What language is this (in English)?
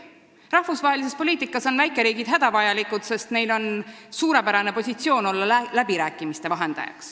Estonian